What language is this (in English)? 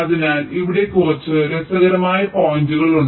Malayalam